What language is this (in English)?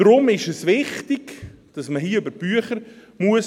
Swiss German